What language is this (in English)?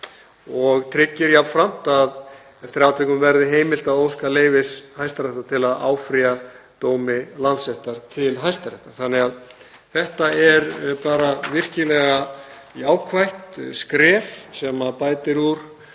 Icelandic